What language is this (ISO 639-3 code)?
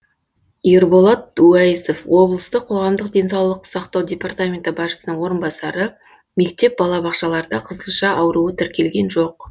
kaz